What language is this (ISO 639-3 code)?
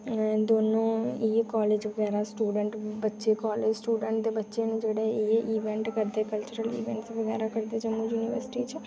doi